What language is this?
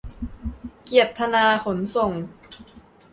Thai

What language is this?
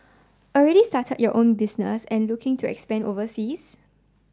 English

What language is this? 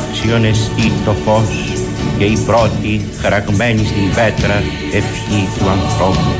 Greek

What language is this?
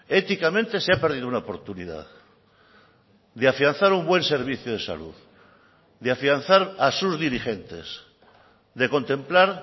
Spanish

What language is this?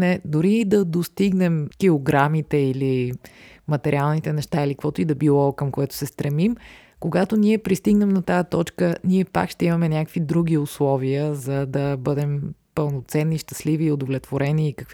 Bulgarian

